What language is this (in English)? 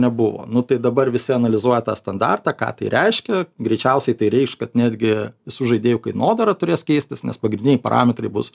Lithuanian